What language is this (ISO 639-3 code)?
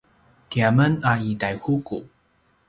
pwn